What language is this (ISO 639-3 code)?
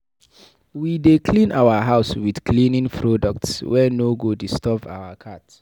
pcm